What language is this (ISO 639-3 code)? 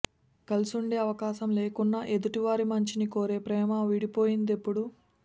tel